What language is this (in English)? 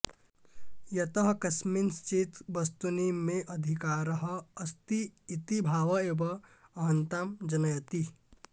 Sanskrit